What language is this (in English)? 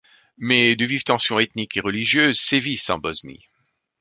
French